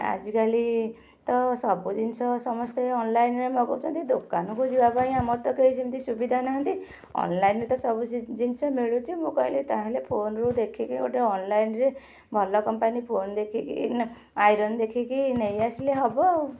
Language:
Odia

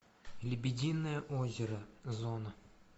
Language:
Russian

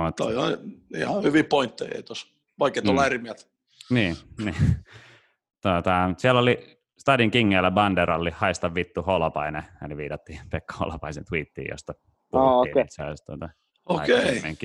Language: Finnish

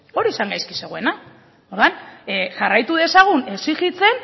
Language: Basque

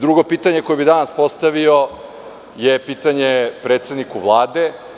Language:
Serbian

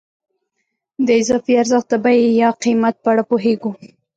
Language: Pashto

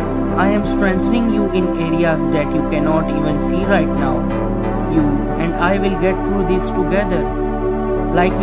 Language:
English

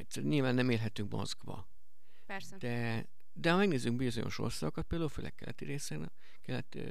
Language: Hungarian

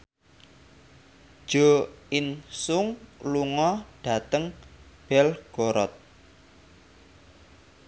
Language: Javanese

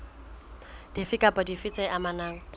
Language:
Southern Sotho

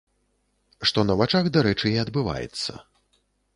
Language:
Belarusian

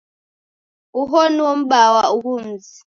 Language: Taita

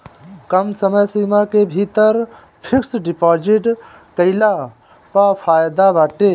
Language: Bhojpuri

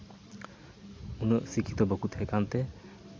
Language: Santali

